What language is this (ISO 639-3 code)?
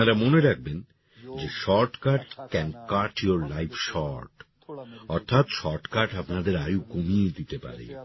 ben